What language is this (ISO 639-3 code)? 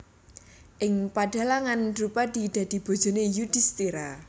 jav